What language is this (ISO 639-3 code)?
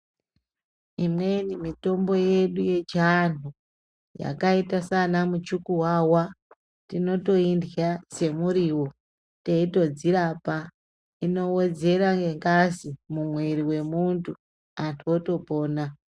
ndc